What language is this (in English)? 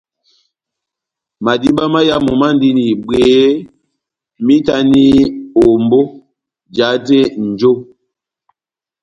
Batanga